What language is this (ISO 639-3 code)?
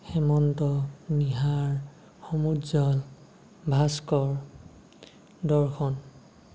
asm